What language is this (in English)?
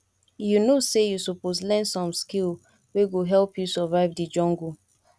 Nigerian Pidgin